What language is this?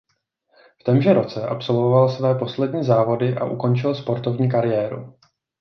Czech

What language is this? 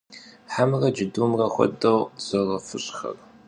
Kabardian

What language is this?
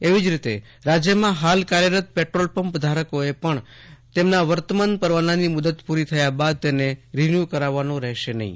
Gujarati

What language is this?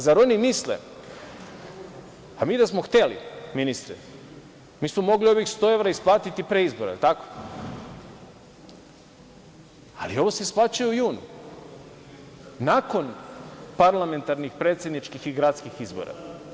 Serbian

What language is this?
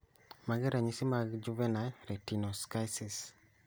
Luo (Kenya and Tanzania)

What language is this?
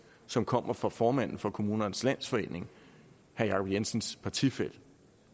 Danish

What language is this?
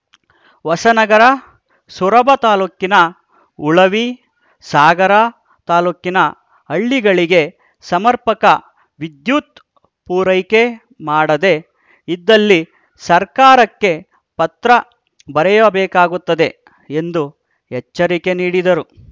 Kannada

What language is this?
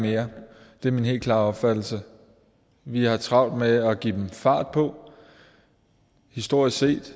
Danish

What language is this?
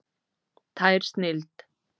Icelandic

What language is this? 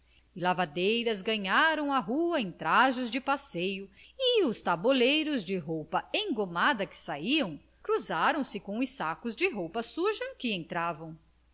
Portuguese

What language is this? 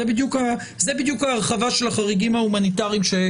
Hebrew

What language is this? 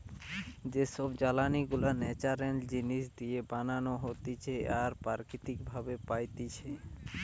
Bangla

